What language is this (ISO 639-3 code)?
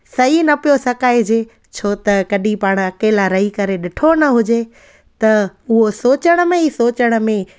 snd